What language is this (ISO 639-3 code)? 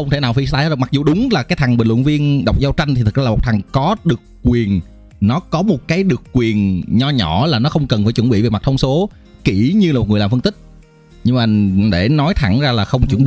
vie